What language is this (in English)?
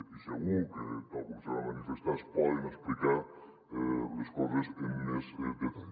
Catalan